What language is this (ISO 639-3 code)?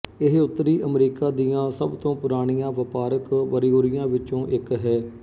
pan